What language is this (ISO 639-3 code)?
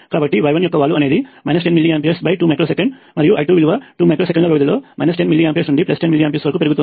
tel